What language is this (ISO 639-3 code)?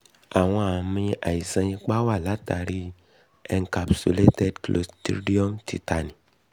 yor